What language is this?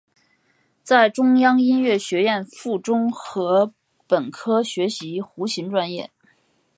Chinese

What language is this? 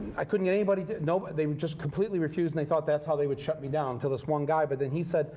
English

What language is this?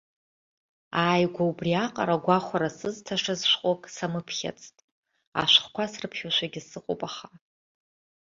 Abkhazian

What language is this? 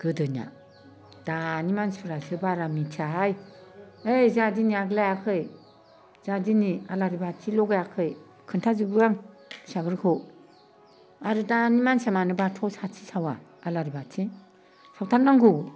Bodo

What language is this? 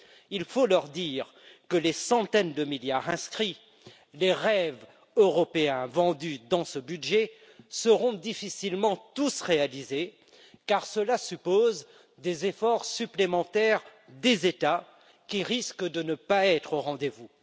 French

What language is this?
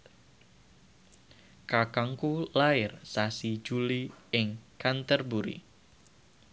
Javanese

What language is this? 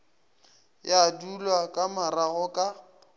Northern Sotho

